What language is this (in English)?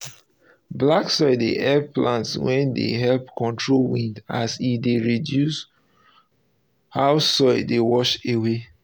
Nigerian Pidgin